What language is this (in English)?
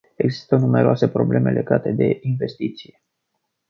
Romanian